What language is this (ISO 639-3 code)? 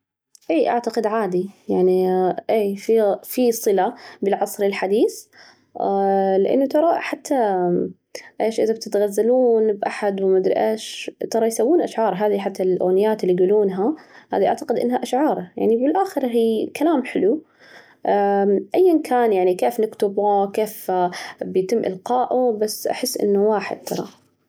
ars